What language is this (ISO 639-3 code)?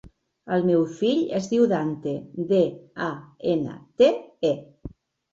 cat